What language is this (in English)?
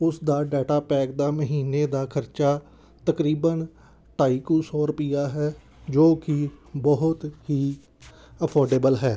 Punjabi